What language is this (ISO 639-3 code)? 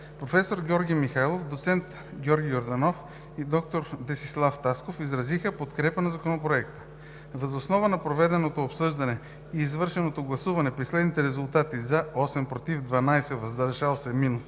bul